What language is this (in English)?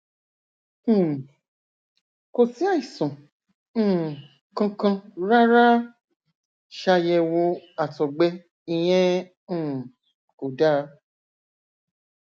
Yoruba